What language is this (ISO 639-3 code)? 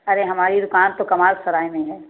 hin